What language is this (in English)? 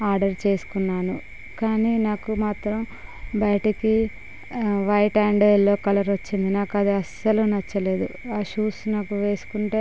Telugu